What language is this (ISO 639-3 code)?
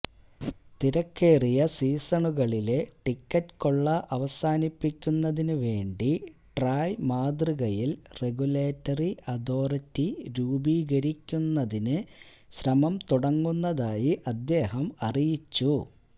mal